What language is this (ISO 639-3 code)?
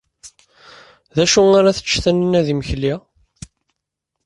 kab